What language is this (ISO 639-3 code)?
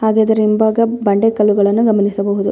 kan